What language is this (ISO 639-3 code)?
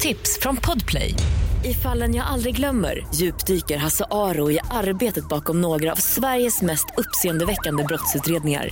swe